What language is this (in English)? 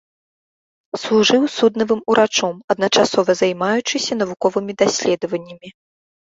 Belarusian